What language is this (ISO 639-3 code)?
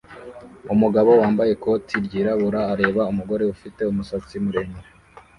kin